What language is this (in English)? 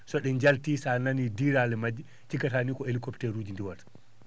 Fula